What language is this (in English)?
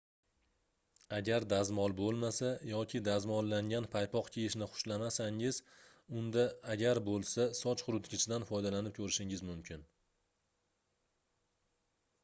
Uzbek